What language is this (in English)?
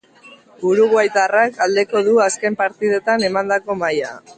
Basque